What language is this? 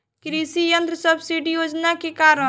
Bhojpuri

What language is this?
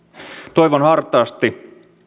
Finnish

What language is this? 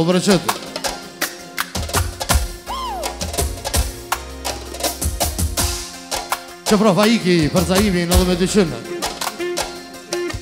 Romanian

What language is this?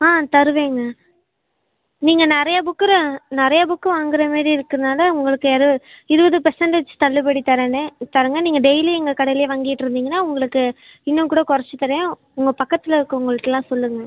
Tamil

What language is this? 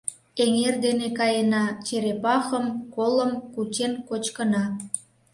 Mari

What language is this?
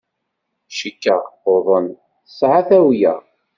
Kabyle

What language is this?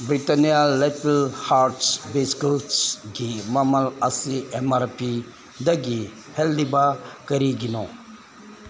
Manipuri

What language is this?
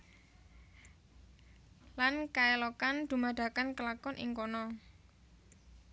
Javanese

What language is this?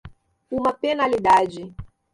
Portuguese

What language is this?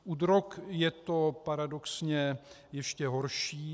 Czech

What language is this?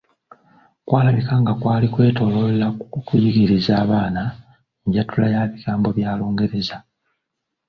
Ganda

